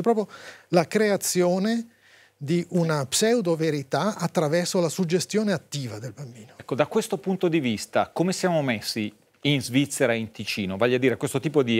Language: Italian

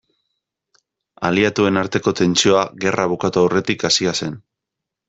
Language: Basque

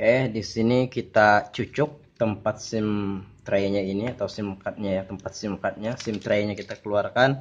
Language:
Indonesian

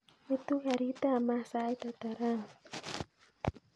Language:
Kalenjin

